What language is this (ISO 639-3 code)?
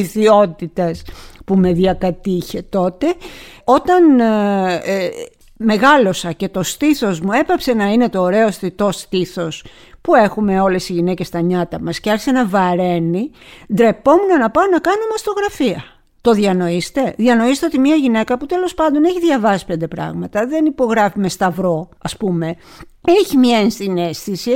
ell